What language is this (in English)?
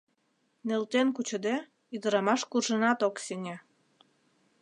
Mari